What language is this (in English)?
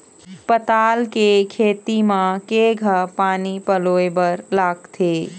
Chhattisgarhi